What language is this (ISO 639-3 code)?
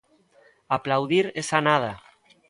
glg